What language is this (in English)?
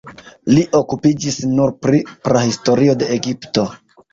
Esperanto